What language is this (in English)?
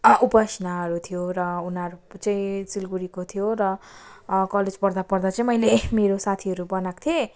Nepali